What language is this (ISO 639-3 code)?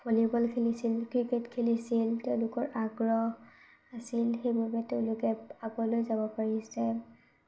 asm